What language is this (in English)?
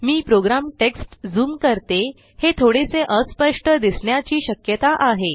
Marathi